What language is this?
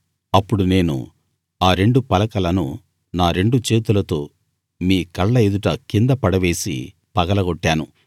Telugu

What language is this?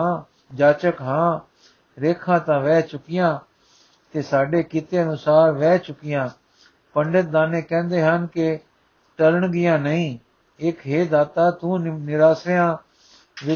Punjabi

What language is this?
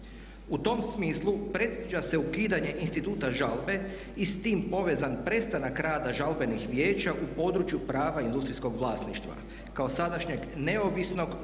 Croatian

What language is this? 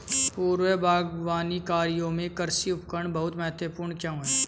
Hindi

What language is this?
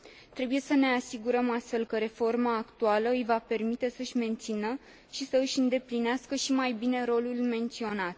Romanian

